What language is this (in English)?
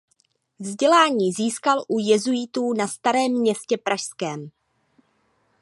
Czech